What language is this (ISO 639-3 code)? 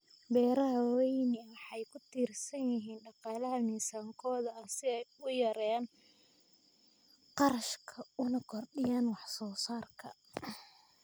som